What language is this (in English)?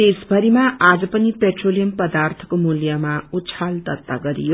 Nepali